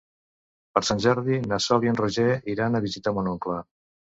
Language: Catalan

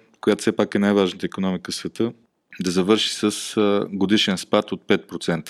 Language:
Bulgarian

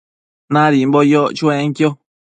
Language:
Matsés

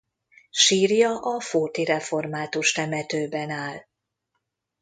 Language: Hungarian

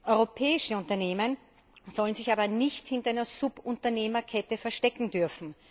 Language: German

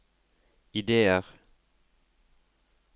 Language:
Norwegian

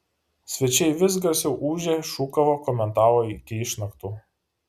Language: Lithuanian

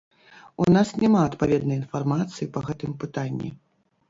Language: Belarusian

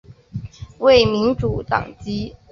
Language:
Chinese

